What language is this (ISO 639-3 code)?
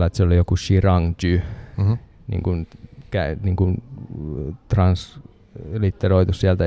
fin